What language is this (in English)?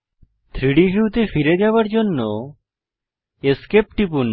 Bangla